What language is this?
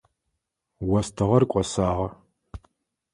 Adyghe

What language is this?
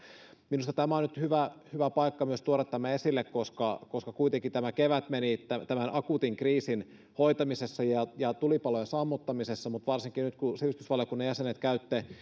Finnish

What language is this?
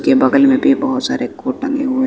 Hindi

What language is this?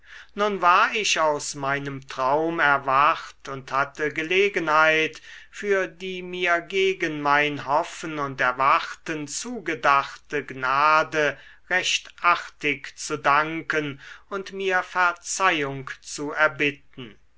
German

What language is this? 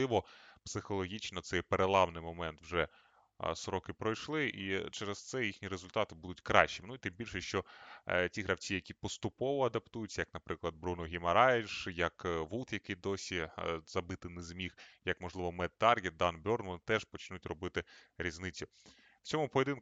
Ukrainian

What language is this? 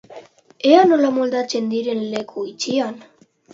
Basque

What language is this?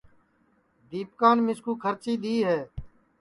Sansi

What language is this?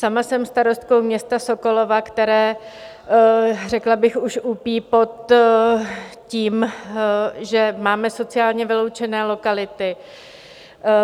Czech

